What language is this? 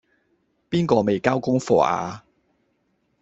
Cantonese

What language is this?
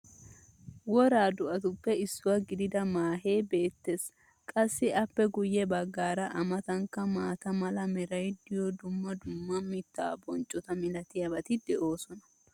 Wolaytta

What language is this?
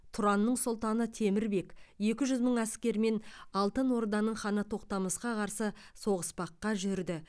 Kazakh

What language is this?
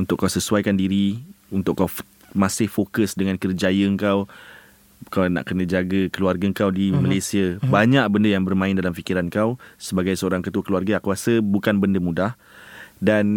Malay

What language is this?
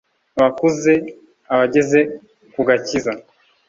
Kinyarwanda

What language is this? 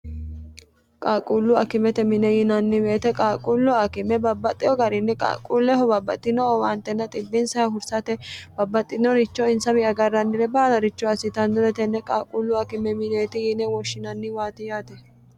Sidamo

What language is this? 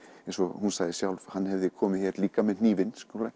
Icelandic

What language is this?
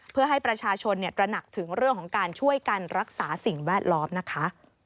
Thai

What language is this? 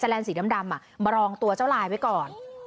Thai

